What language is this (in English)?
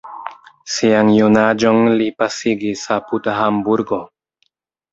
Esperanto